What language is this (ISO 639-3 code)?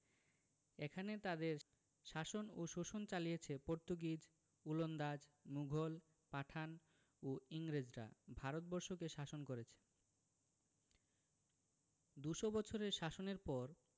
ben